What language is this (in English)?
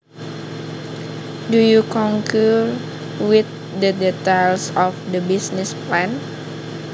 Javanese